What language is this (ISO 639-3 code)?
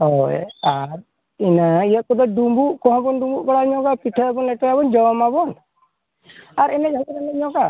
sat